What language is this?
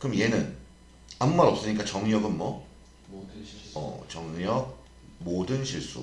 Korean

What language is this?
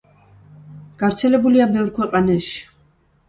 Georgian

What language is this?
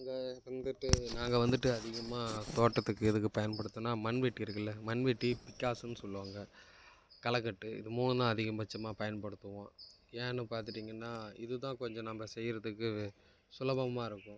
Tamil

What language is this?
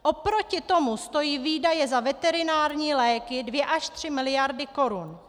Czech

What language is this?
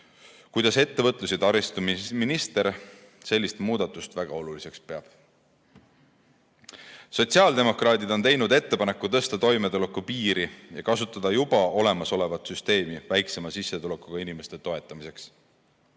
Estonian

